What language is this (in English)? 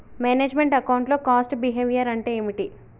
Telugu